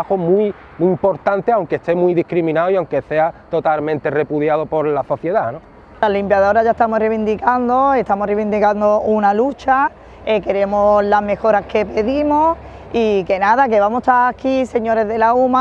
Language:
Spanish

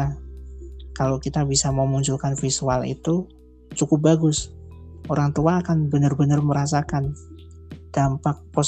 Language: Indonesian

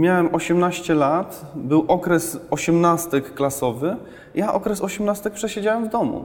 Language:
Polish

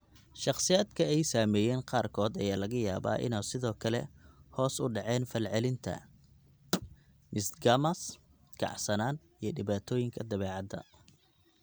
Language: Somali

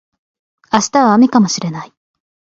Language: Japanese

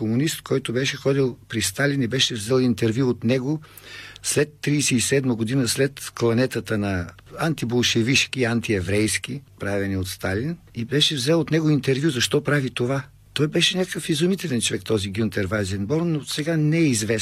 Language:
Bulgarian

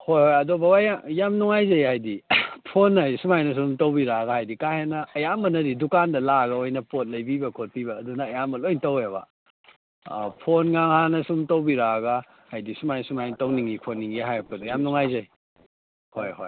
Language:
Manipuri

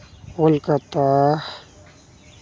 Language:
Santali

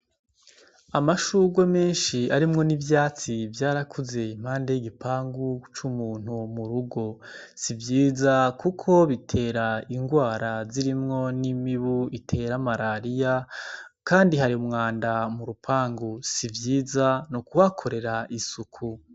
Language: Rundi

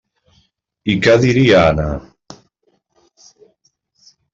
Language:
Catalan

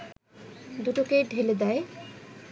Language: Bangla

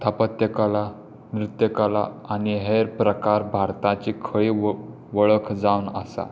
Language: Konkani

